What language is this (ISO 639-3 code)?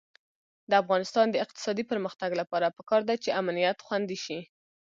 pus